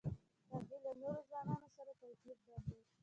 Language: Pashto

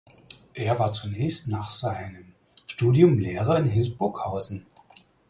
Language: German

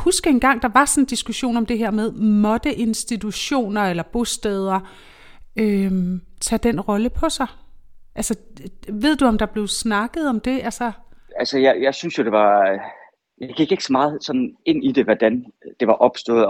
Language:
Danish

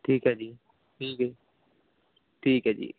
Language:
Punjabi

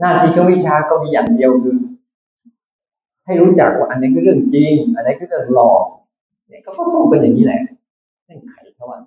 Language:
Thai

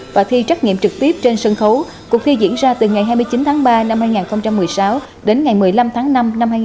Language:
Vietnamese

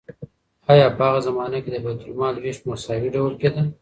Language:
Pashto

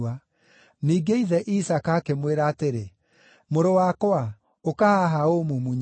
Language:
Kikuyu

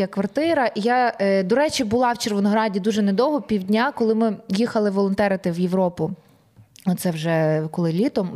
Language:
Ukrainian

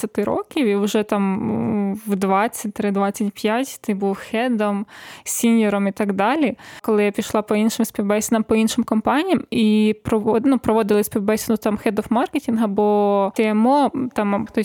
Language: Ukrainian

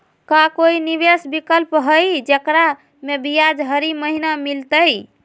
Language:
Magahi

